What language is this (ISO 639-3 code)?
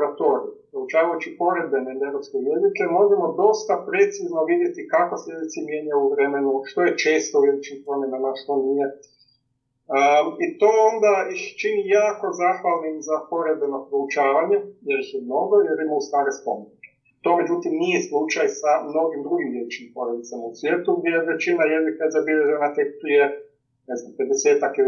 hrv